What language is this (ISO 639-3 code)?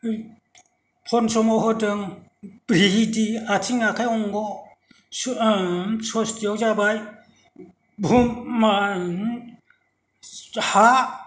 brx